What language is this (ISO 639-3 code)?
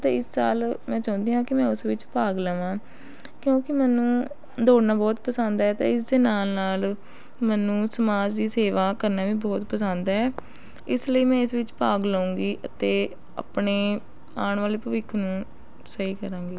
pan